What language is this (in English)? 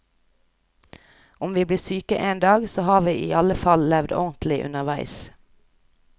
Norwegian